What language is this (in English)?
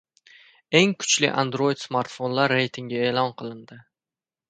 Uzbek